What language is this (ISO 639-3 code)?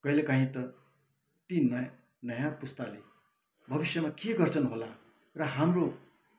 nep